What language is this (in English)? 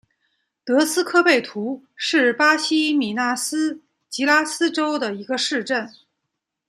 Chinese